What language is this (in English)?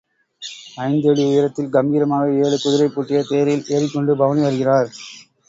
Tamil